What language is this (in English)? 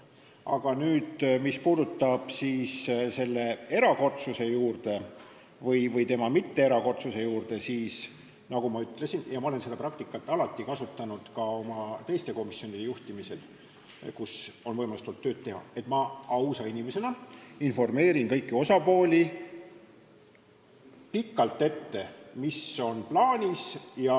Estonian